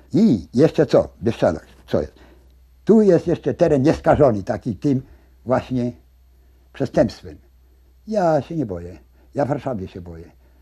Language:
Polish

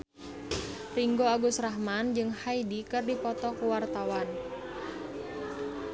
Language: Sundanese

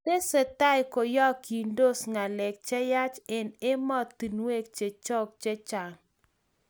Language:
Kalenjin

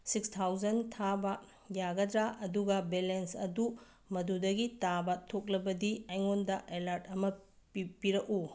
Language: Manipuri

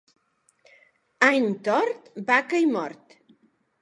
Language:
Catalan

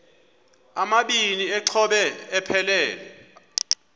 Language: Xhosa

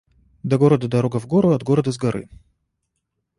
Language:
Russian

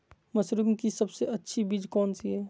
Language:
Magahi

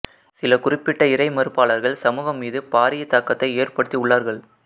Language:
Tamil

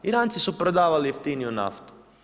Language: Croatian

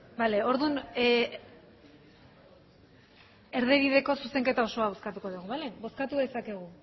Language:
Basque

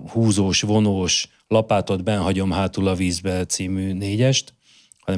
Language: Hungarian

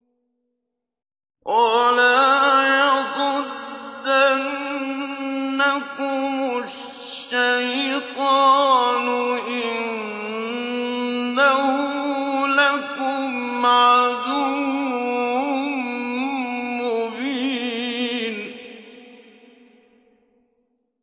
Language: Arabic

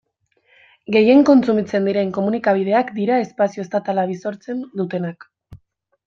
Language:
Basque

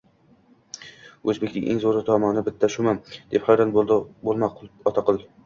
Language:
Uzbek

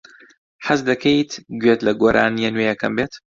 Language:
Central Kurdish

